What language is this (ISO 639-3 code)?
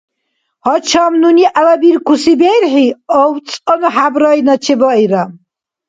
dar